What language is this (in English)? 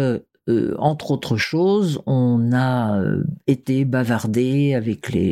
French